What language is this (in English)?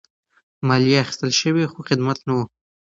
Pashto